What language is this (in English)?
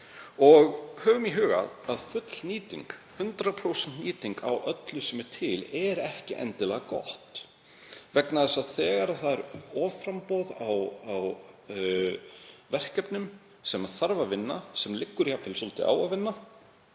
Icelandic